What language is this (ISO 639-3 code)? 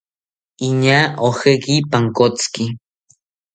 cpy